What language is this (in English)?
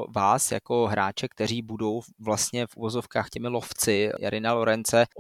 Czech